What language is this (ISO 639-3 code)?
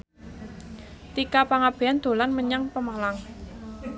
jav